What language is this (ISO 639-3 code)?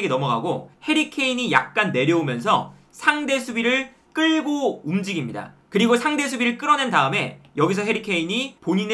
kor